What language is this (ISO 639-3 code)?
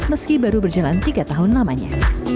ind